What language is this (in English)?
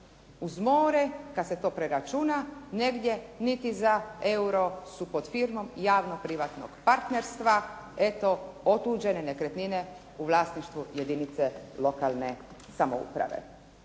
Croatian